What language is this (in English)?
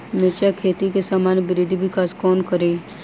Maithili